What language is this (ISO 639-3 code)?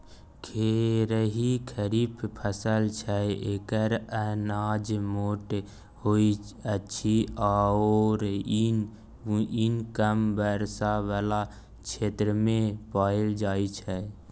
mai